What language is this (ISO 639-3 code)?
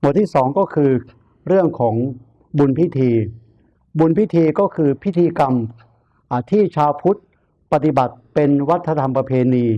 tha